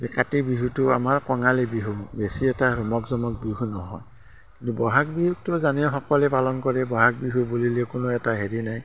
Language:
Assamese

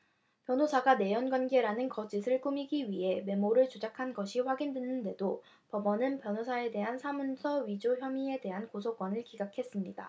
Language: Korean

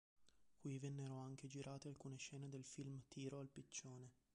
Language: Italian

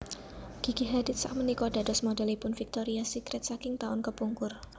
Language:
Javanese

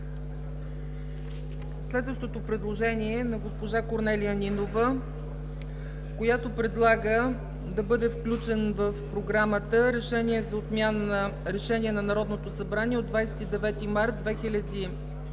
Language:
Bulgarian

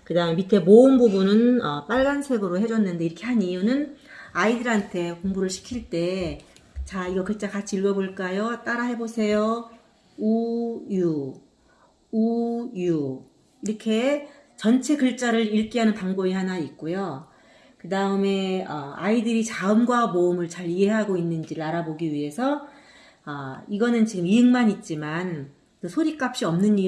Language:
Korean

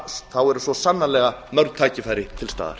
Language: Icelandic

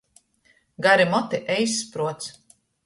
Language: Latgalian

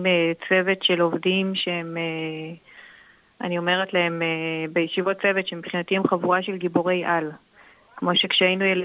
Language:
Hebrew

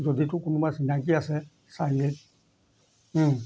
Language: Assamese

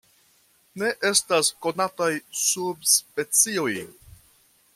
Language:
Esperanto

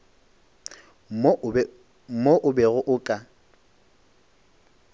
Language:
Northern Sotho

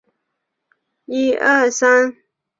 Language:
Chinese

